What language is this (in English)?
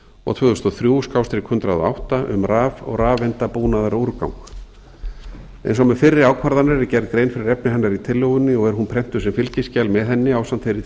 Icelandic